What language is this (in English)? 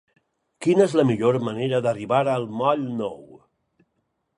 Catalan